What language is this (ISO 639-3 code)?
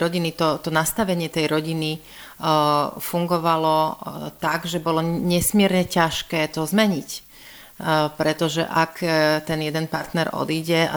slk